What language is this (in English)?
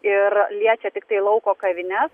Lithuanian